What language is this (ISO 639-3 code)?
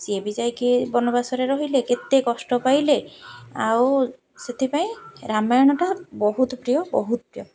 ori